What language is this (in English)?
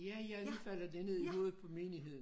Danish